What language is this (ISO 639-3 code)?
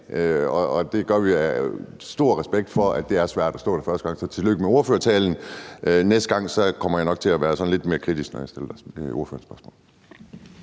dan